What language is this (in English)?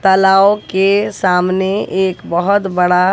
Hindi